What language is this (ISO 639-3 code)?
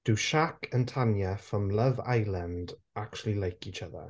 eng